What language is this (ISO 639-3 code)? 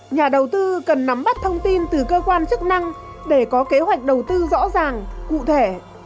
vie